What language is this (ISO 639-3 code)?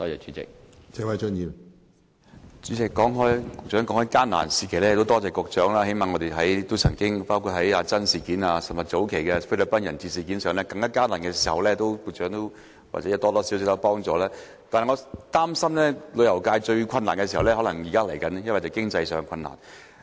yue